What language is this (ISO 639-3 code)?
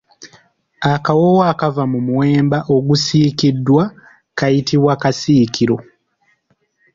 lug